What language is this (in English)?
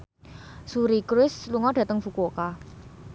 Javanese